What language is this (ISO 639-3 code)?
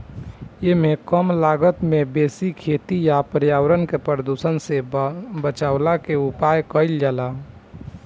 bho